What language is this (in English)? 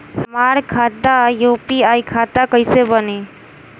Bhojpuri